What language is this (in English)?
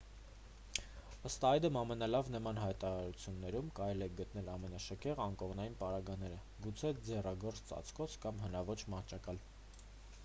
Armenian